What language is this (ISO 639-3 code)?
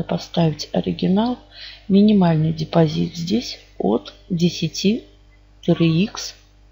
rus